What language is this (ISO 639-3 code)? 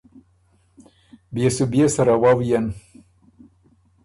oru